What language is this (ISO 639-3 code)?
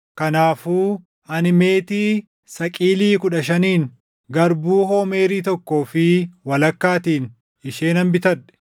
orm